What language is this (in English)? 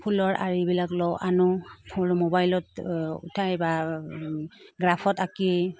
Assamese